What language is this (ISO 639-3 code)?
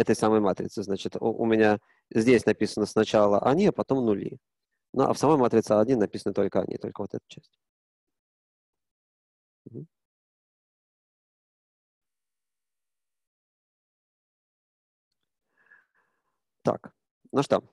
rus